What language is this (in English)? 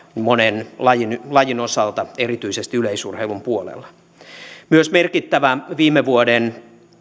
Finnish